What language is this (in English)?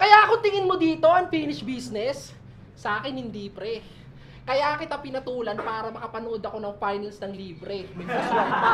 Filipino